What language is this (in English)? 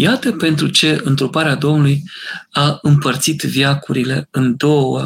Romanian